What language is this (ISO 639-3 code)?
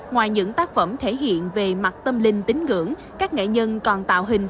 vie